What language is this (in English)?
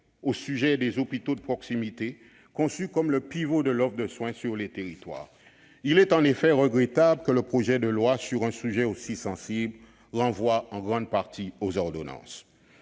French